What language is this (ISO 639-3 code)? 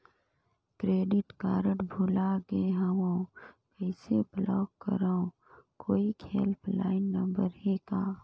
hne